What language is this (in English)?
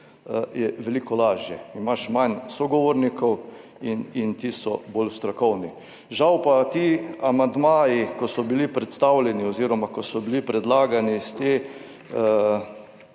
Slovenian